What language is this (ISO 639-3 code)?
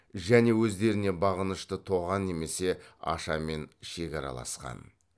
kaz